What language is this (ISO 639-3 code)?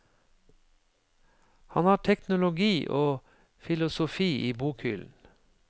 nor